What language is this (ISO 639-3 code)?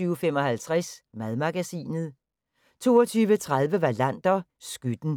dan